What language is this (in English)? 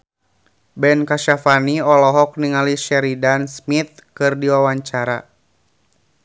Sundanese